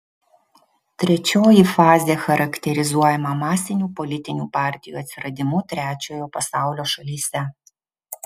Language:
Lithuanian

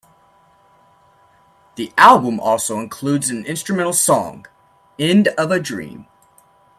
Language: English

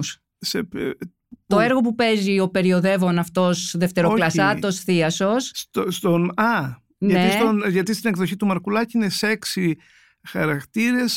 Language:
Greek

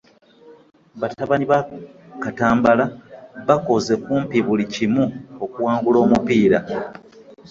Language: Ganda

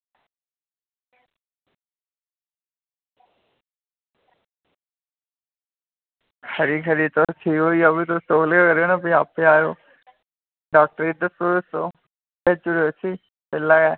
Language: Dogri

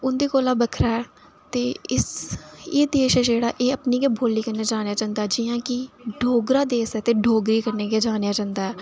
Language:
Dogri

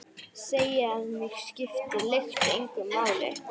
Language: Icelandic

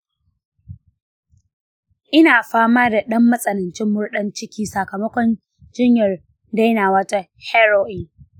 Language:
Hausa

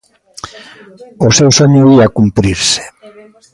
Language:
Galician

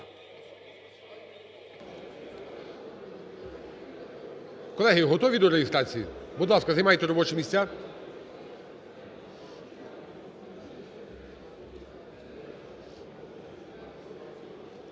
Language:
Ukrainian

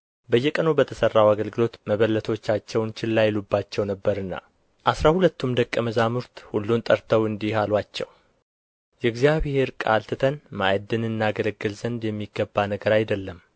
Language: Amharic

